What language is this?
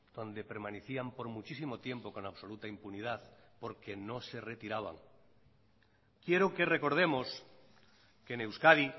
Spanish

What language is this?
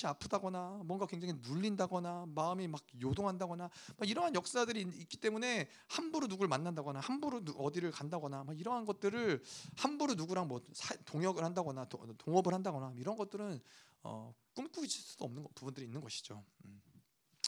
Korean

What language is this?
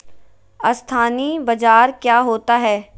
Magahi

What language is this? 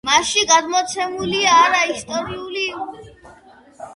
Georgian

